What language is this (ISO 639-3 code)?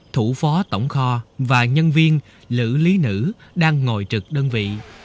vie